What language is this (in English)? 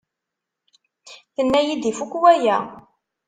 Kabyle